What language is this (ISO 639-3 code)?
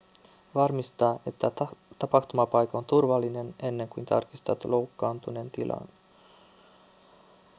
fin